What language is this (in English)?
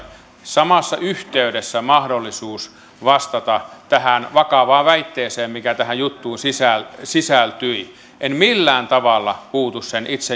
Finnish